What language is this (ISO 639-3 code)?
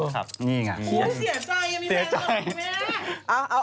tha